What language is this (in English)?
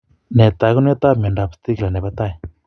Kalenjin